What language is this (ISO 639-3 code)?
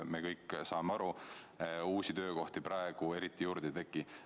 est